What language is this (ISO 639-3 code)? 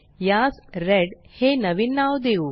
mar